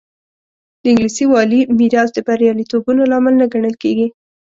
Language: Pashto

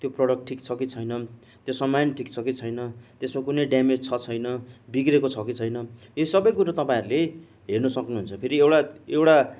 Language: Nepali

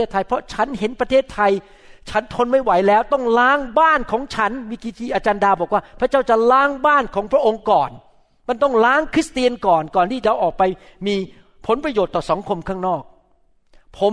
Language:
Thai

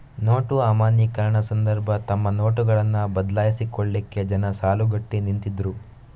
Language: Kannada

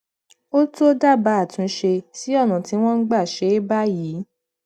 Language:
Yoruba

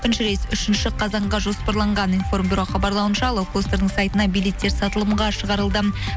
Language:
Kazakh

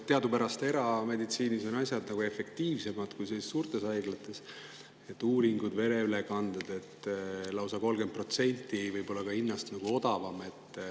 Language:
Estonian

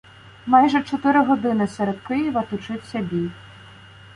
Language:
Ukrainian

